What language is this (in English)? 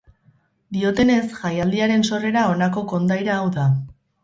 Basque